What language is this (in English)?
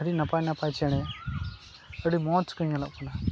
Santali